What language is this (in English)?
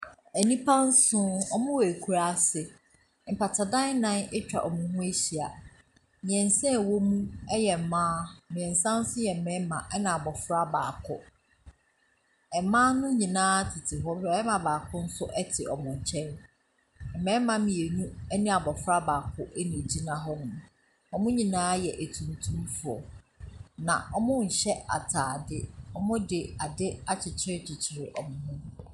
Akan